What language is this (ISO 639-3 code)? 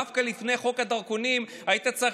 heb